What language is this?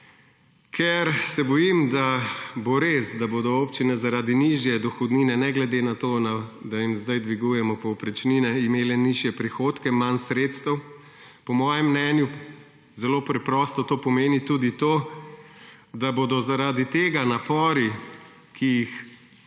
Slovenian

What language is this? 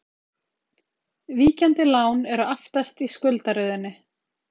Icelandic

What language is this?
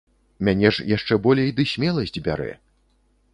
Belarusian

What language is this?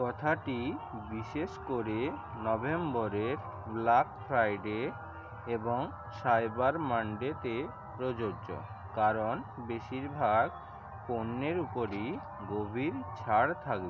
Bangla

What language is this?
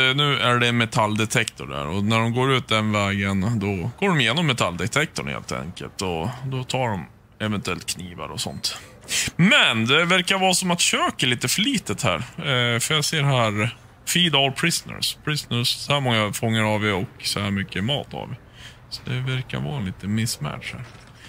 Swedish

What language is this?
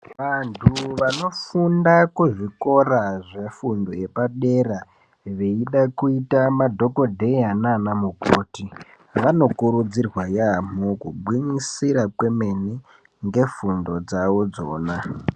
Ndau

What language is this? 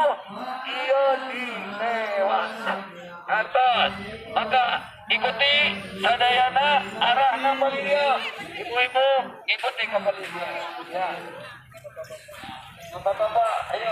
Indonesian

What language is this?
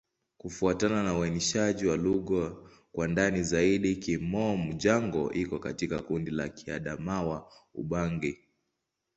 Swahili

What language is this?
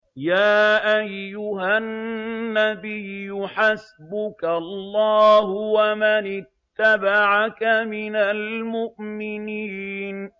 Arabic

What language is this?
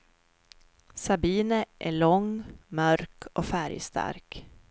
Swedish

